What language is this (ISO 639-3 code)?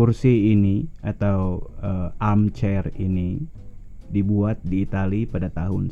ind